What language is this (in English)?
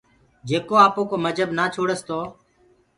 Gurgula